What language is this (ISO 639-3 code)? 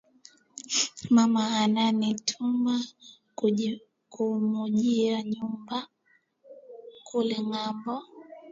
swa